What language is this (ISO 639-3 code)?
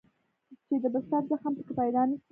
pus